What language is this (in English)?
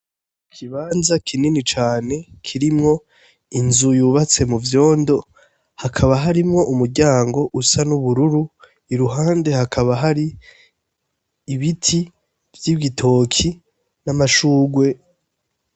Rundi